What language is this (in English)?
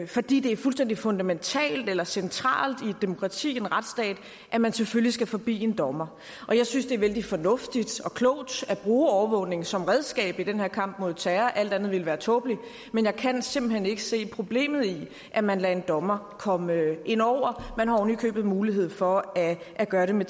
Danish